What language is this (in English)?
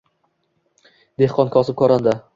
Uzbek